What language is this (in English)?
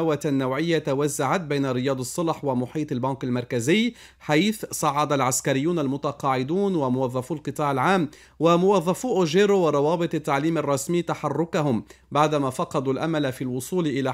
Arabic